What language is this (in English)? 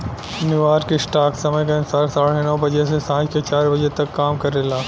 Bhojpuri